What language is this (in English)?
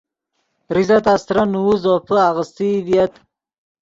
Yidgha